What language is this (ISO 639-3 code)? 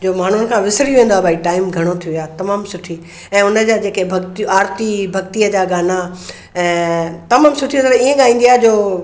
snd